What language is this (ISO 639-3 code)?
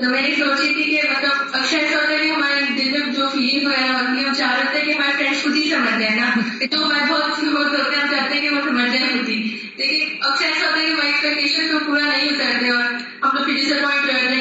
urd